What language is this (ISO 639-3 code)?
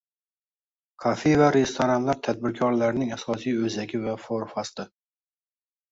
uzb